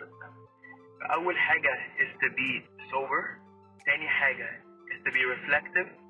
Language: Arabic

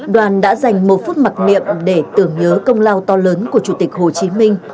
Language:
Vietnamese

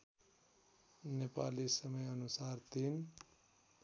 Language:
Nepali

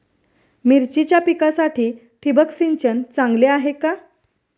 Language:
Marathi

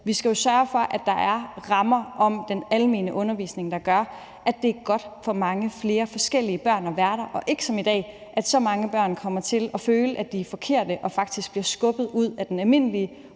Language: Danish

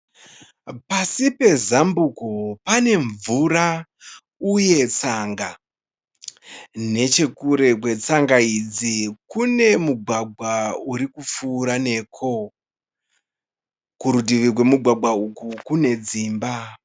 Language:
Shona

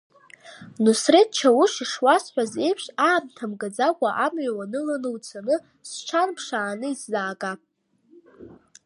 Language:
Abkhazian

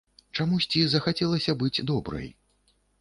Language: Belarusian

